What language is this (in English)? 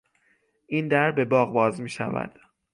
Persian